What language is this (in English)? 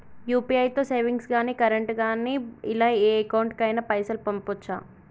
Telugu